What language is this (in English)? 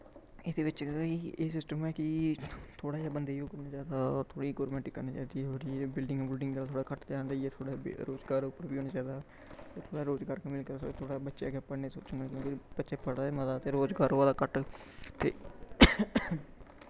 Dogri